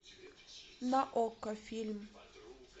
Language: Russian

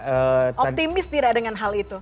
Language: Indonesian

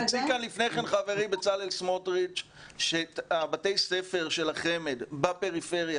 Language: Hebrew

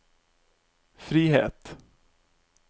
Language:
Norwegian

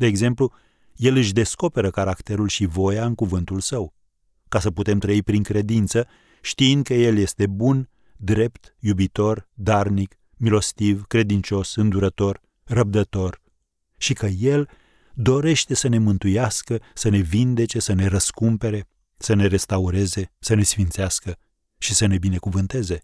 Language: Romanian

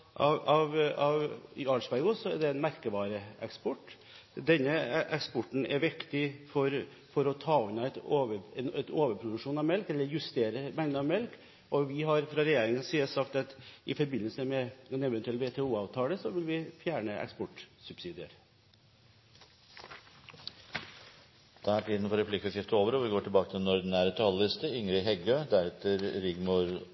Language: Norwegian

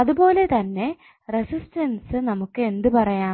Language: Malayalam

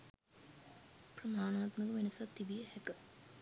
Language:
Sinhala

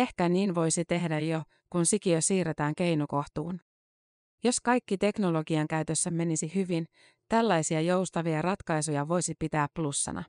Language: Finnish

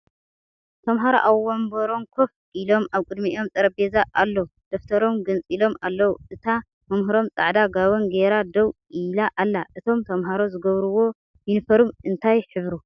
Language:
Tigrinya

